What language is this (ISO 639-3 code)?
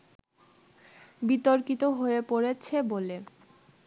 ben